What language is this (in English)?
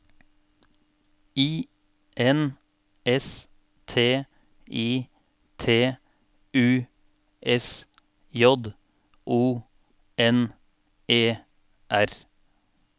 Norwegian